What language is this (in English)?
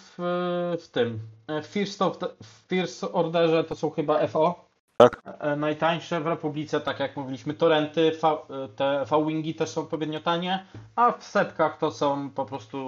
Polish